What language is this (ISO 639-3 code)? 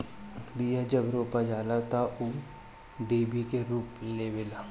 bho